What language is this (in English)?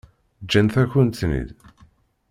Kabyle